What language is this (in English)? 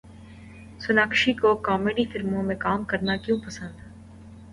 Urdu